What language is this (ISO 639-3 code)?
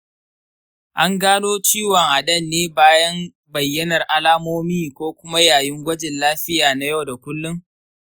hau